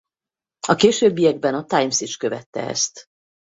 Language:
Hungarian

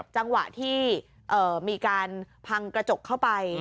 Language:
Thai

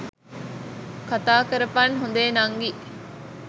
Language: Sinhala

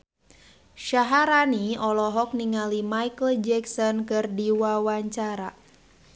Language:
Sundanese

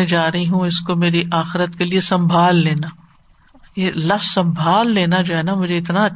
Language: Urdu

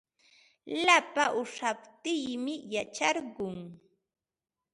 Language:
Ambo-Pasco Quechua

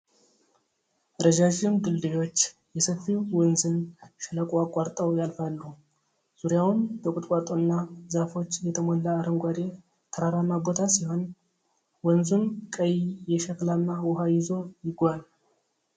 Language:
Amharic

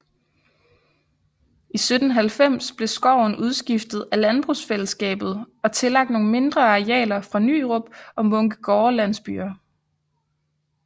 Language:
Danish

